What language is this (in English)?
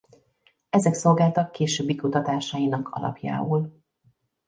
Hungarian